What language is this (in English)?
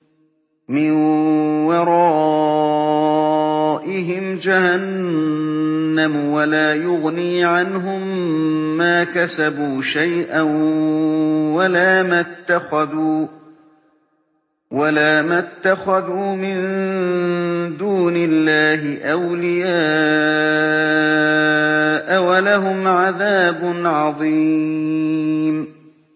Arabic